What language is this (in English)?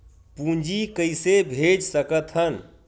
Chhattisgarhi